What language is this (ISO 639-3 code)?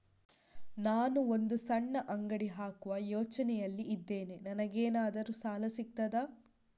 kan